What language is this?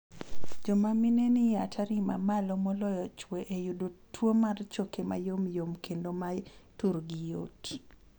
Luo (Kenya and Tanzania)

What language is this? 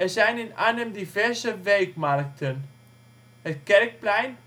Dutch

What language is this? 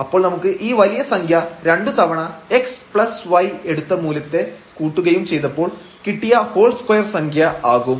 Malayalam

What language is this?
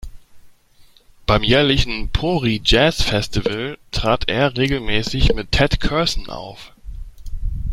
German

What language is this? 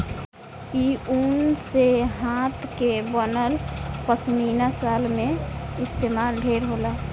Bhojpuri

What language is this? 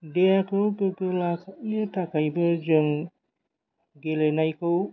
Bodo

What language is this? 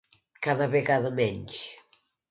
Catalan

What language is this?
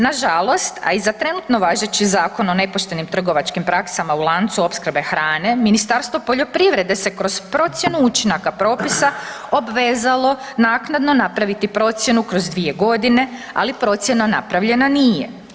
Croatian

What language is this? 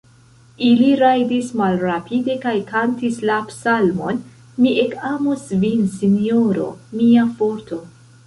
Esperanto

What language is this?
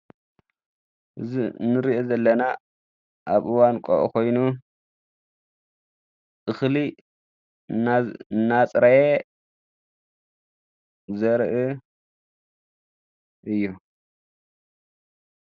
Tigrinya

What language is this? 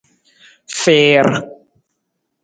Nawdm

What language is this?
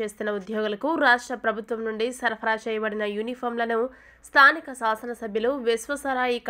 Spanish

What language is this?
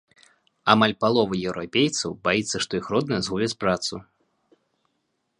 Belarusian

